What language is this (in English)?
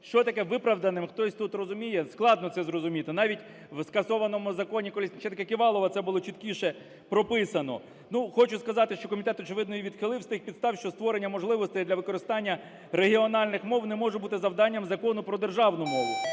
Ukrainian